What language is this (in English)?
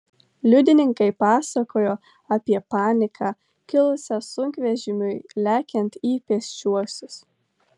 Lithuanian